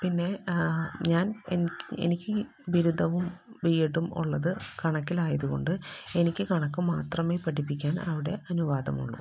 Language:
Malayalam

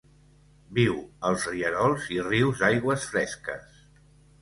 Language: Catalan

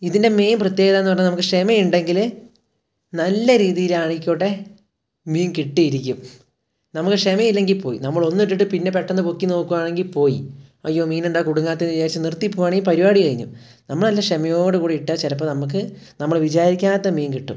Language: Malayalam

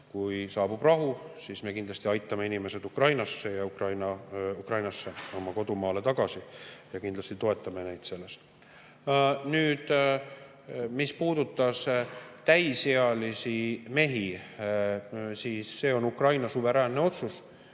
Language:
Estonian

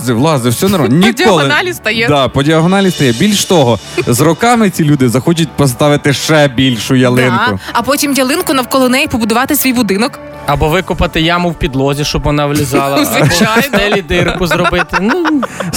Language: Ukrainian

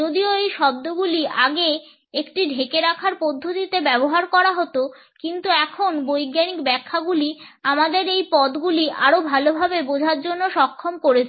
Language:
Bangla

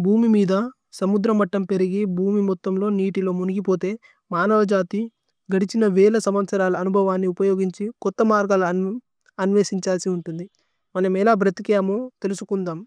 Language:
Tulu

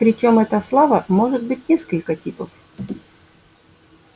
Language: Russian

